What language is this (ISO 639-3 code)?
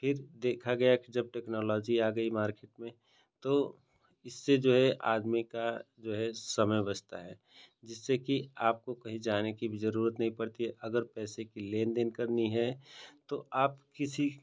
hin